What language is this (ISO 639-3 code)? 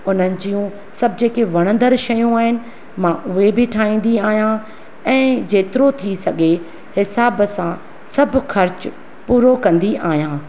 snd